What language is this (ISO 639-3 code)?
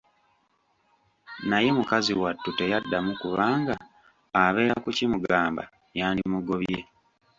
lug